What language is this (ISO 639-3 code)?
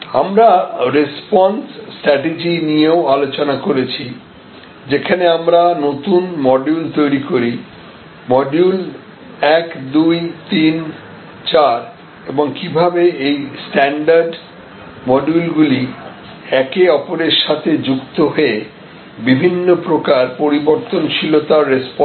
ben